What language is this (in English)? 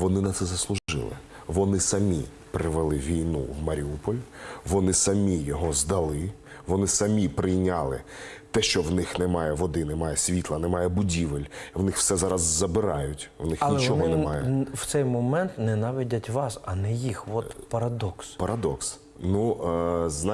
Ukrainian